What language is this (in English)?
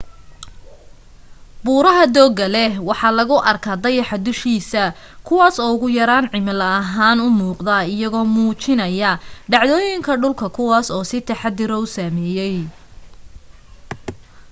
Somali